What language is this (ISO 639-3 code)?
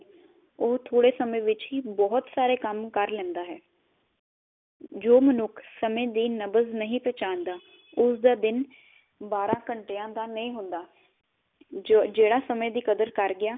pan